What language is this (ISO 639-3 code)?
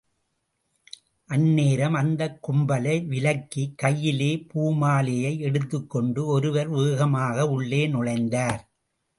tam